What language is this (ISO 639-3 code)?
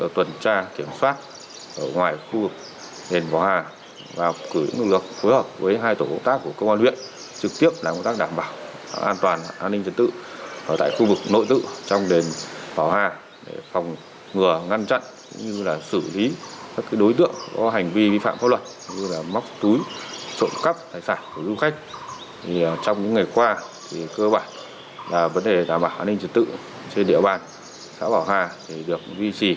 vie